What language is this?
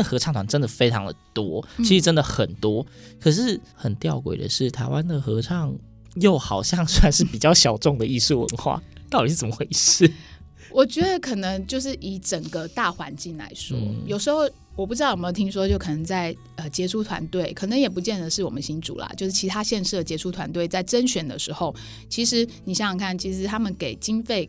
Chinese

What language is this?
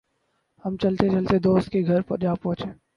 Urdu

